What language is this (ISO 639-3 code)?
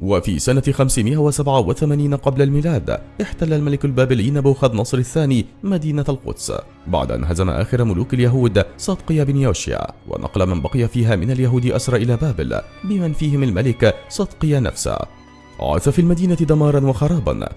ara